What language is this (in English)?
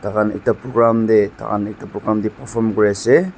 Naga Pidgin